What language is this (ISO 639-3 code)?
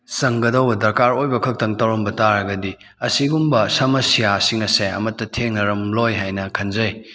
mni